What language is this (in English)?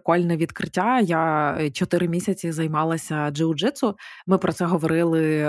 Ukrainian